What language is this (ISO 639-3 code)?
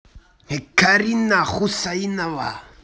rus